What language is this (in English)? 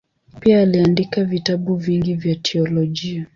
Swahili